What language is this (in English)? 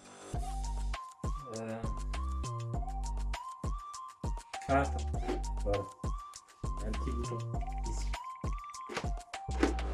French